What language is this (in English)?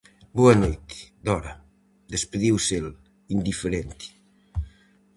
Galician